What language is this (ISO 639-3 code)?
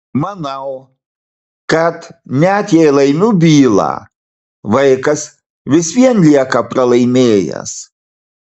lit